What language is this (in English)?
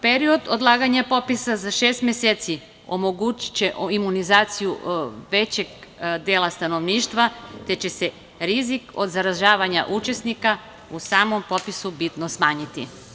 Serbian